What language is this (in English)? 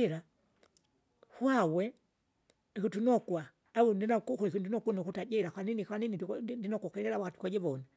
Kinga